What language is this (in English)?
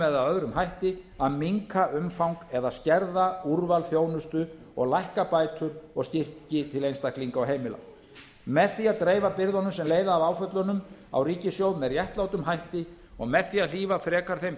Icelandic